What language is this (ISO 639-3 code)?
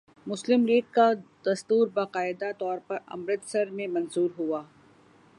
urd